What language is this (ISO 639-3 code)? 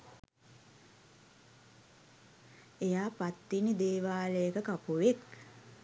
sin